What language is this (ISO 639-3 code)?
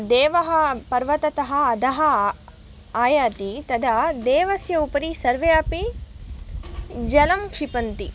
san